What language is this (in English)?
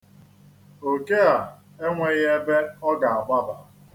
Igbo